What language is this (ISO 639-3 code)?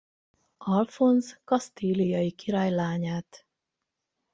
hun